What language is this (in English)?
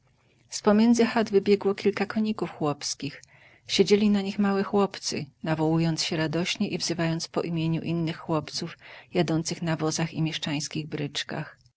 Polish